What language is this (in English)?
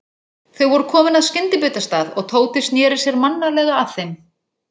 Icelandic